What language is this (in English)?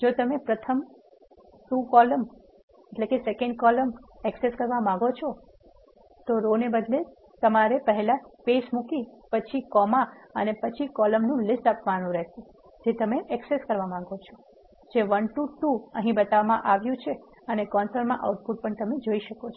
Gujarati